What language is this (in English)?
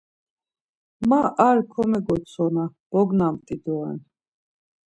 Laz